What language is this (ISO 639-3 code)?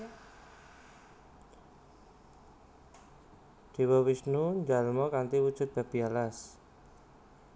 jav